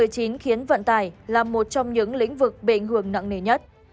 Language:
Vietnamese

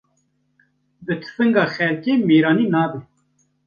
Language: Kurdish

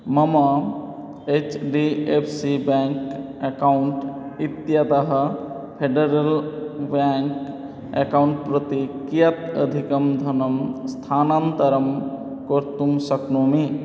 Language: Sanskrit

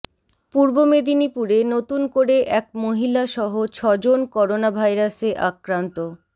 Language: Bangla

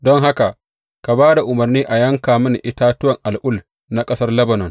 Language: Hausa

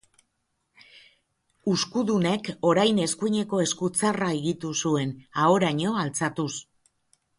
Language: Basque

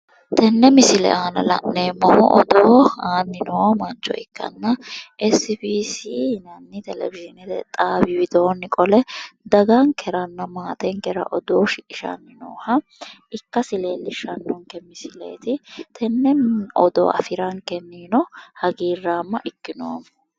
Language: Sidamo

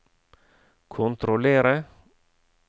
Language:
Norwegian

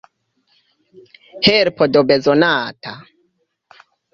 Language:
Esperanto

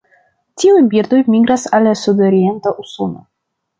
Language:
Esperanto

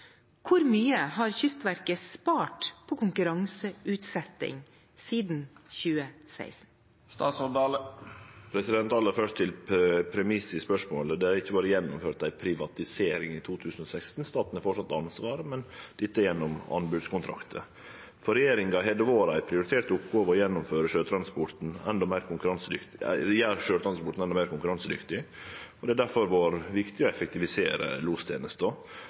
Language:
Norwegian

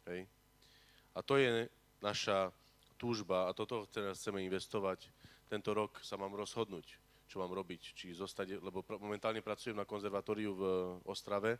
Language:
Slovak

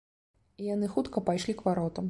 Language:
Belarusian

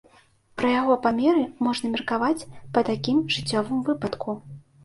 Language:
Belarusian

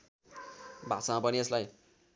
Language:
Nepali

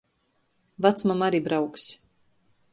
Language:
Latgalian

